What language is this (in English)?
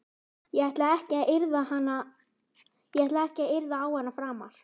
Icelandic